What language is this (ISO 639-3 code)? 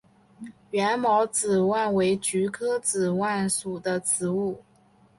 zho